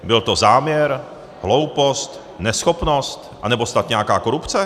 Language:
Czech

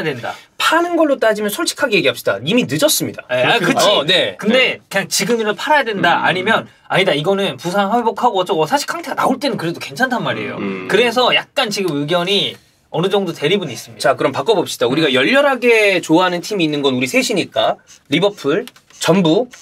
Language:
Korean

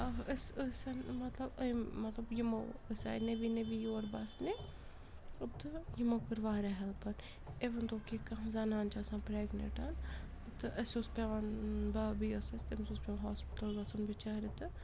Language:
Kashmiri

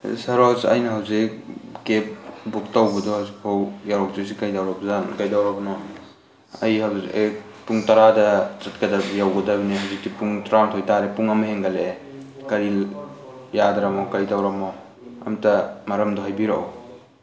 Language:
Manipuri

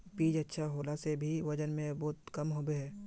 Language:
Magahi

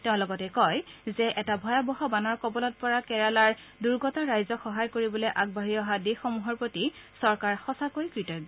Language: Assamese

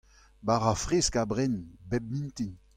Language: Breton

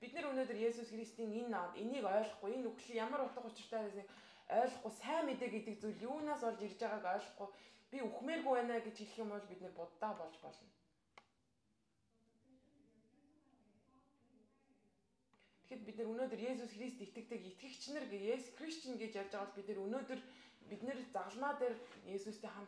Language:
Arabic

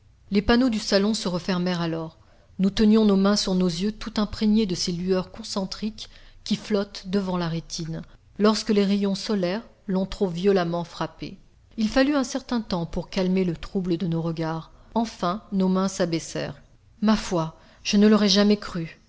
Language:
French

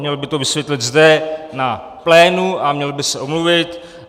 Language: Czech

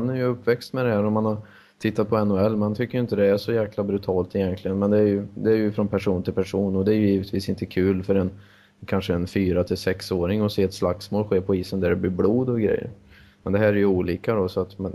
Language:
Swedish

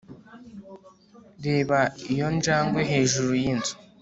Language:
Kinyarwanda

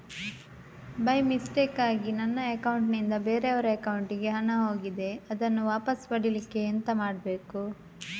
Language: Kannada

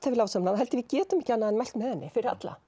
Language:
Icelandic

